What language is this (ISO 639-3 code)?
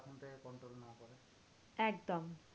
ben